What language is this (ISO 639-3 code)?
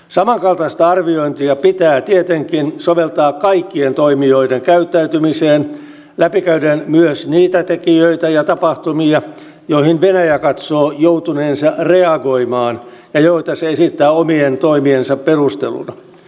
fin